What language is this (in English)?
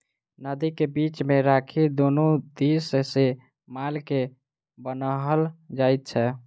Maithili